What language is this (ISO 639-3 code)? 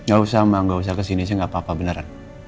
ind